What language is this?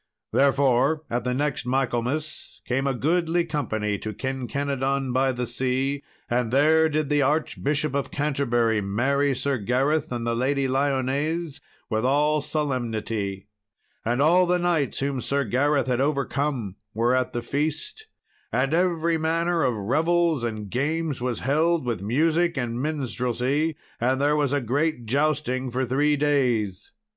English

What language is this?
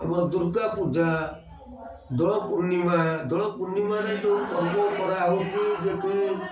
Odia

